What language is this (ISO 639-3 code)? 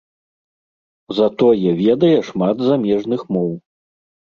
bel